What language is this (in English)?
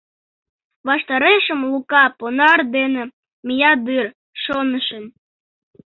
Mari